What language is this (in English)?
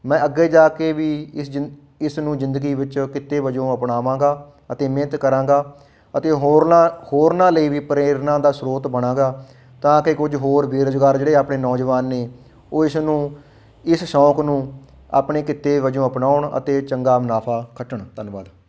Punjabi